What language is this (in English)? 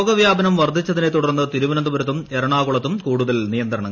Malayalam